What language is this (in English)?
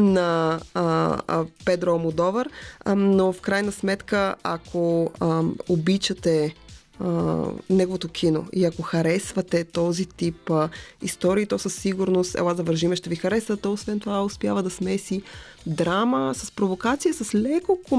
Bulgarian